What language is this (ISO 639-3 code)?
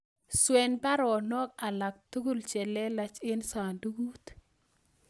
kln